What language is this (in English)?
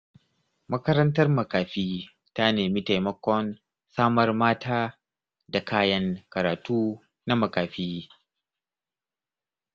Hausa